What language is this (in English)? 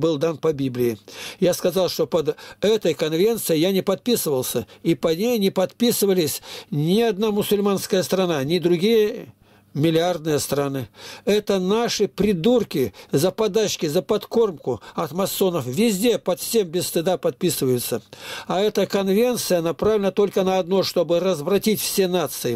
Russian